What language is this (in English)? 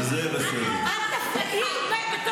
Hebrew